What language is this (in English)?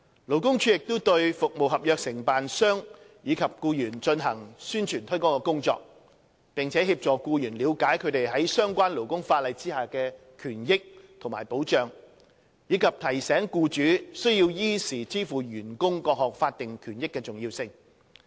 Cantonese